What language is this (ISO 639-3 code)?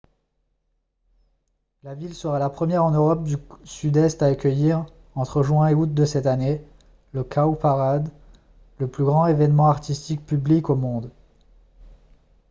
fra